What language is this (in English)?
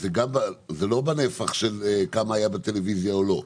Hebrew